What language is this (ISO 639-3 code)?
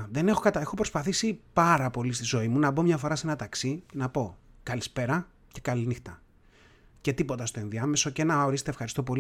ell